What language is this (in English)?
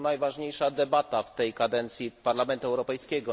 Polish